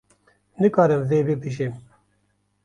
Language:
Kurdish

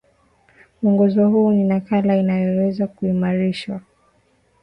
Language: Swahili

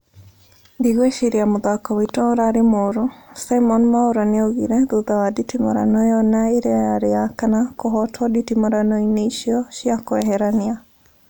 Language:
Kikuyu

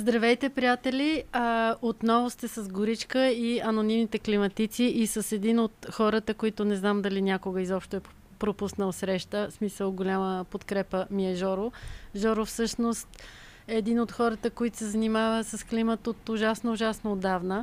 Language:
Bulgarian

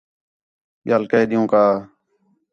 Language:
Khetrani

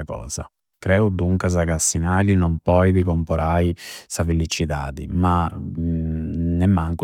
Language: Campidanese Sardinian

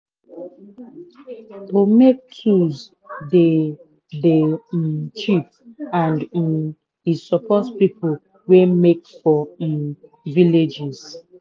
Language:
Nigerian Pidgin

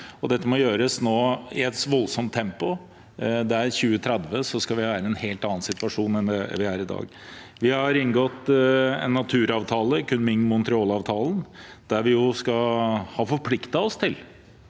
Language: Norwegian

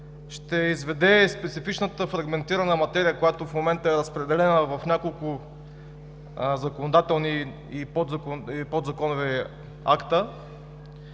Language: Bulgarian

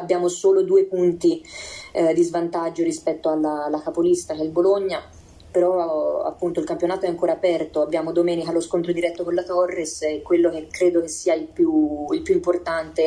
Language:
Italian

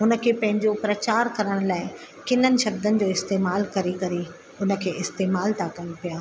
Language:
Sindhi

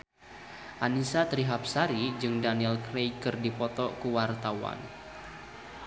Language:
Sundanese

